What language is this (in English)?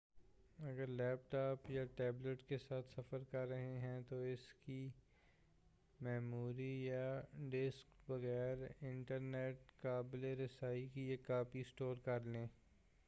Urdu